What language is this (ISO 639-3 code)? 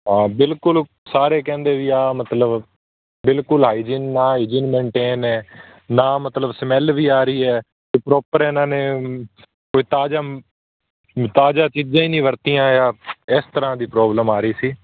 pan